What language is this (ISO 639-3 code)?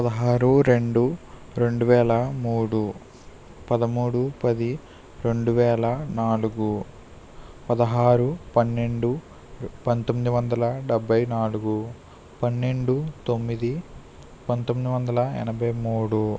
tel